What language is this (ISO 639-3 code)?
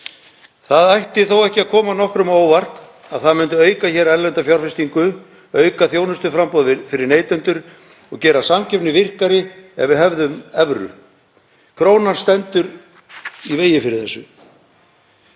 isl